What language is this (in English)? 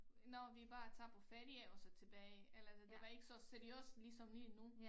Danish